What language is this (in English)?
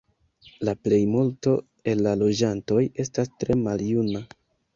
Esperanto